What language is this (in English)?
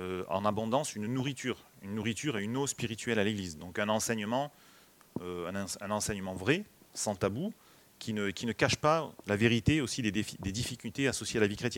French